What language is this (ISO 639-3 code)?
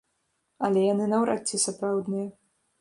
bel